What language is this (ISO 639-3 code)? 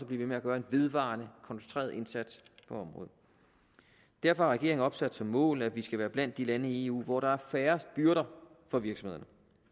dan